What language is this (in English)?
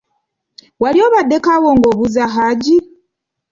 Ganda